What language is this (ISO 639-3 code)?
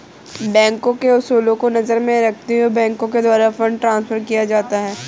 hin